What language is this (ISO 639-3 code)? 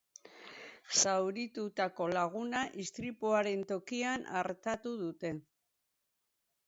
eus